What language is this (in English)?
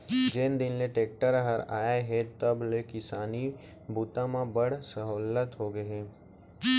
Chhattisgarhi